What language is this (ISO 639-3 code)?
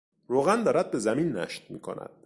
fas